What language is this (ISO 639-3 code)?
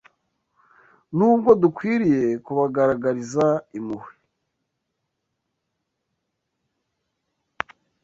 kin